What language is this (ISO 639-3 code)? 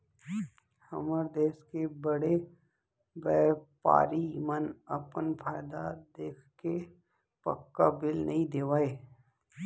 hne